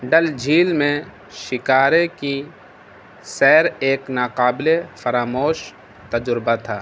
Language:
Urdu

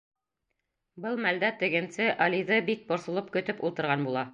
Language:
Bashkir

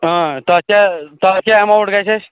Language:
Kashmiri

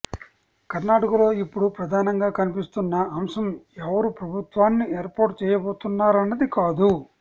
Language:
Telugu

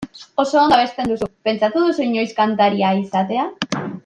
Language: Basque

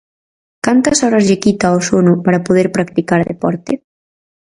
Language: Galician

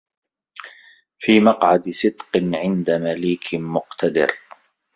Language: Arabic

